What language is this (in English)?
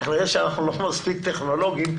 Hebrew